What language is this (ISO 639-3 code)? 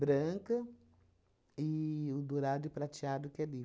por